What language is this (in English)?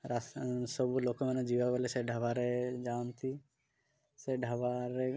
Odia